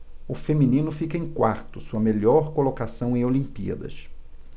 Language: Portuguese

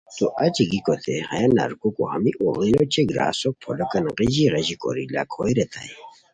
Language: Khowar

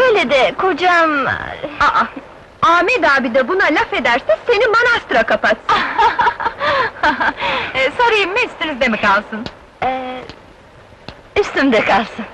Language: Turkish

